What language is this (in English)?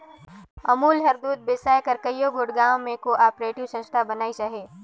Chhattisgarhi